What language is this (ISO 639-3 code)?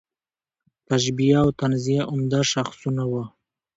pus